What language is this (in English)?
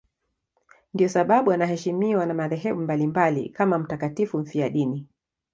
Swahili